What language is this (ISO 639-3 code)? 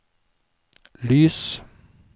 nor